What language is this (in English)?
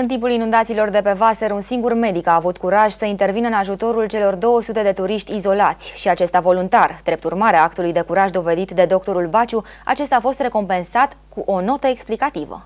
Romanian